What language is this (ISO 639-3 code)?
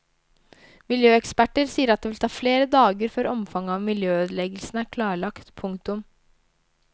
nor